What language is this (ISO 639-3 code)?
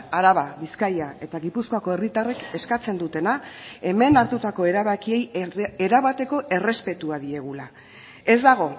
eus